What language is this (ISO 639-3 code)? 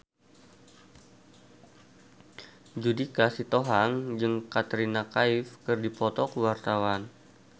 sun